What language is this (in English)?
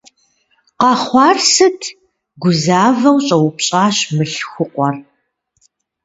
Kabardian